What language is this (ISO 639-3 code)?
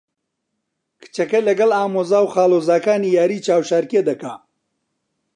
ckb